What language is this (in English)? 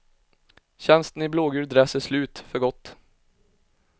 Swedish